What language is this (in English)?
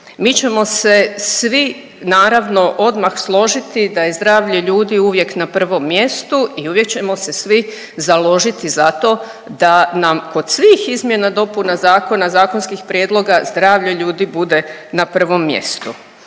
Croatian